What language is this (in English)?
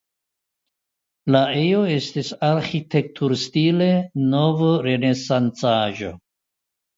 Esperanto